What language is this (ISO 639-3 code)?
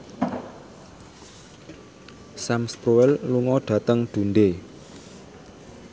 jav